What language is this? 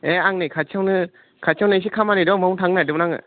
Bodo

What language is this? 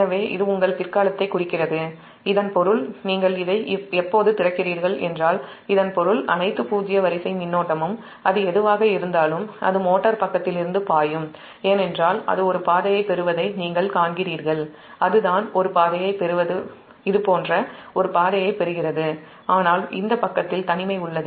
Tamil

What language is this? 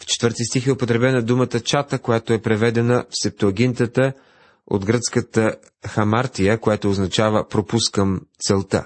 Bulgarian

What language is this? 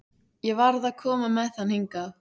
Icelandic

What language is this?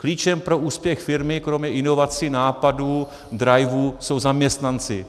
Czech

